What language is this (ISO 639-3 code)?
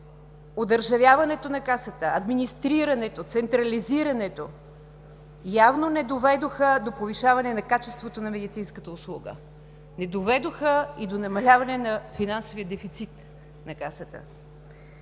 bul